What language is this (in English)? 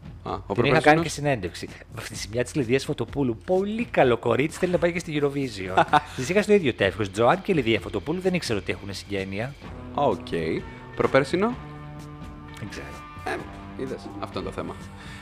Greek